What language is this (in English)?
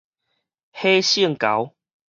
Min Nan Chinese